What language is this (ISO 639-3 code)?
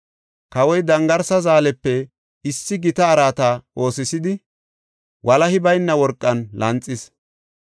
gof